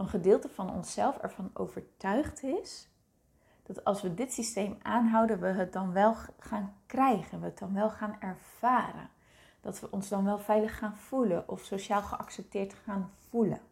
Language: Dutch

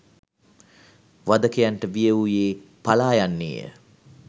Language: Sinhala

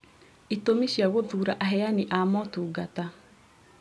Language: Kikuyu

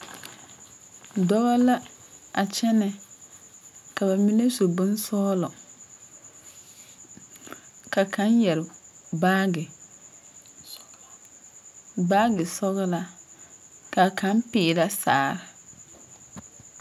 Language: Southern Dagaare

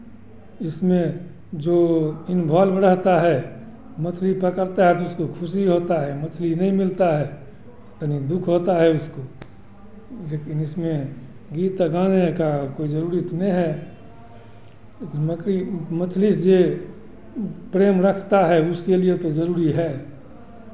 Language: Hindi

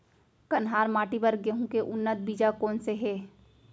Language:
Chhattisgarhi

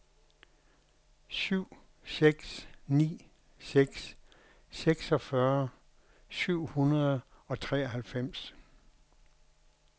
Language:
Danish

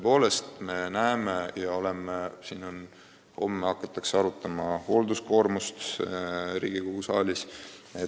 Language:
Estonian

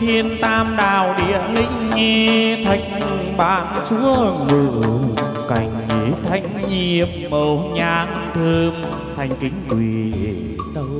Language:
Vietnamese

